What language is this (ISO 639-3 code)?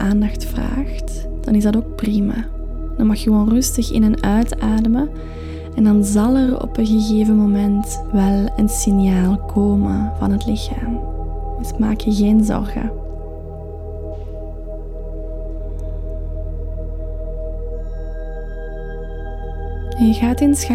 nld